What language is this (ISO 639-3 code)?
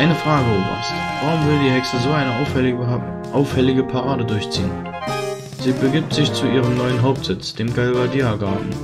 deu